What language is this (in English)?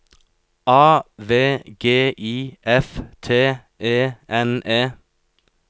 Norwegian